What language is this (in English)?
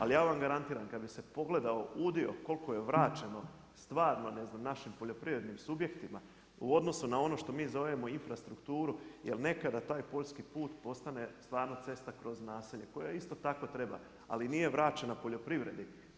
Croatian